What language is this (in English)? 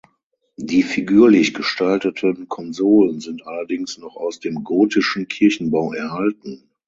German